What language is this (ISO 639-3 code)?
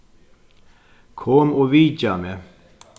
fao